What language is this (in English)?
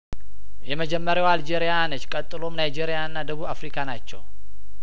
Amharic